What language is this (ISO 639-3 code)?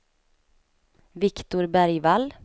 swe